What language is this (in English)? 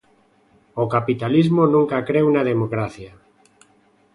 Galician